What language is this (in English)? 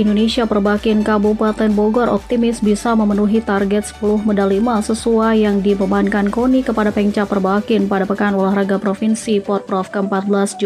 Indonesian